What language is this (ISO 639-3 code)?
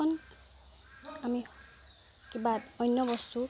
asm